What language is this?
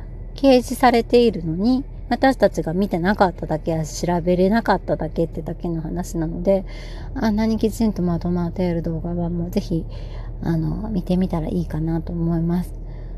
Japanese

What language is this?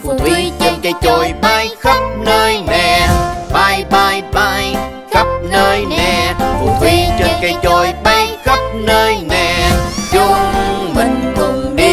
Vietnamese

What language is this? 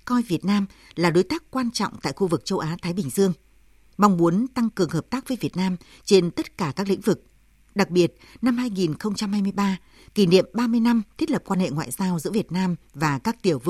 Vietnamese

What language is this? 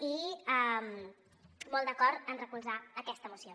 Catalan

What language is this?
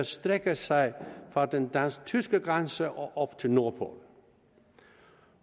Danish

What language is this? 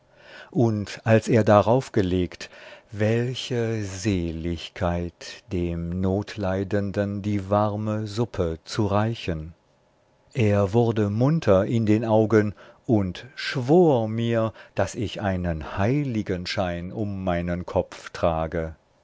German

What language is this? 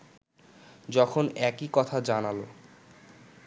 Bangla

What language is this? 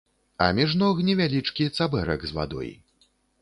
Belarusian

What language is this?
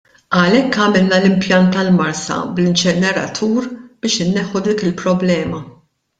Maltese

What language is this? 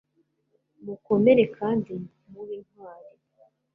Kinyarwanda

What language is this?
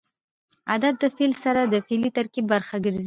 Pashto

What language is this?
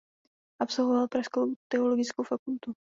Czech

